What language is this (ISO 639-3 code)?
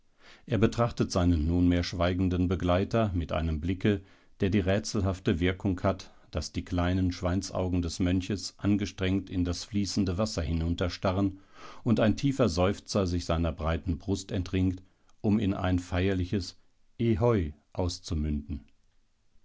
deu